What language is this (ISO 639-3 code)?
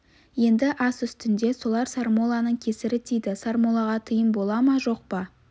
kaz